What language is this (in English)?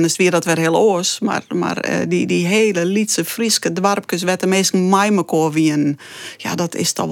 Dutch